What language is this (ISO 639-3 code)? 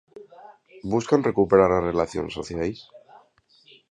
glg